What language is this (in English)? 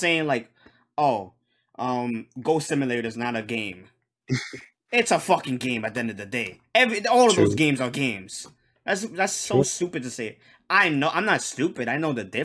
English